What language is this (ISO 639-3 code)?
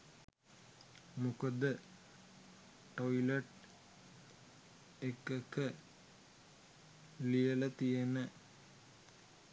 sin